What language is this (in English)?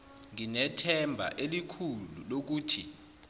Zulu